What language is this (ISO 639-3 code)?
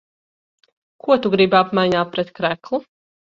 lav